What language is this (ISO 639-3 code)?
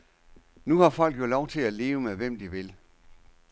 dan